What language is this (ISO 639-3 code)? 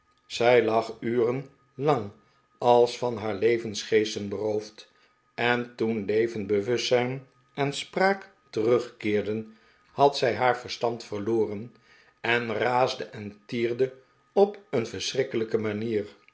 nld